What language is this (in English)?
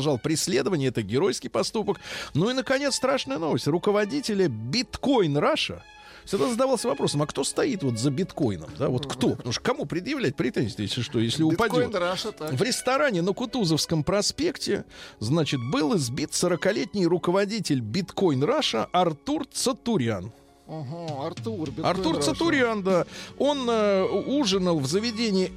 Russian